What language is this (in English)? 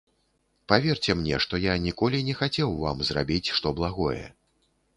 Belarusian